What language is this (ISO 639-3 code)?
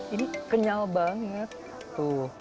ind